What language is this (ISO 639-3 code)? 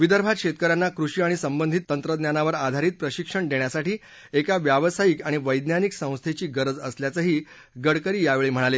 mar